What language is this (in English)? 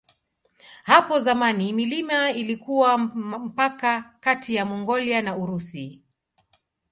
Swahili